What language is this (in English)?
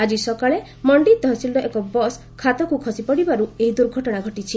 Odia